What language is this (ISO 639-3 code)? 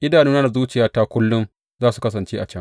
hau